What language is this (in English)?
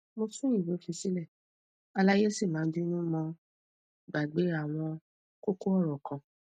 Yoruba